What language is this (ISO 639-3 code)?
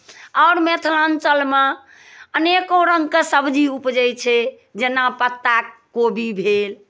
mai